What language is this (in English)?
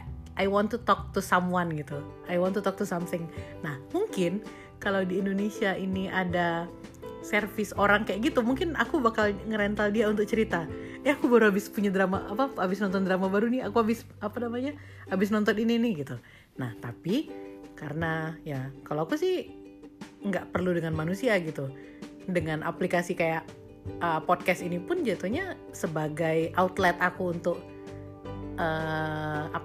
Indonesian